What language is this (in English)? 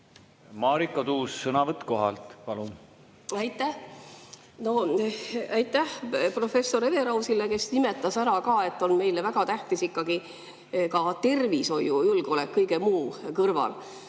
Estonian